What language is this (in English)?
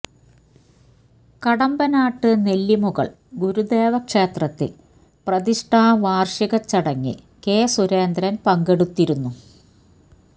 Malayalam